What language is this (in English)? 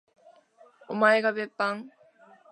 Japanese